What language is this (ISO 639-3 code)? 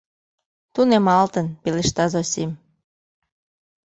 chm